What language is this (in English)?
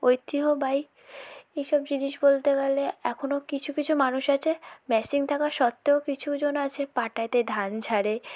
Bangla